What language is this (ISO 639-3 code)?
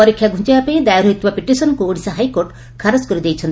ori